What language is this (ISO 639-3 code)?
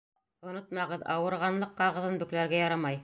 bak